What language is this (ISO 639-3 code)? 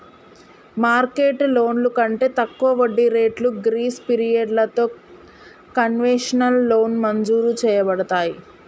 tel